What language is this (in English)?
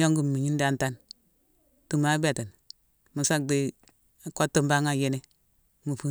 Mansoanka